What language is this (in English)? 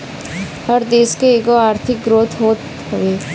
Bhojpuri